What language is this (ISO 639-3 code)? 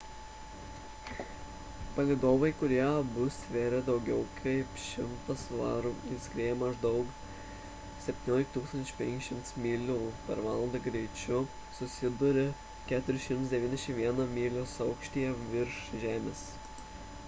lit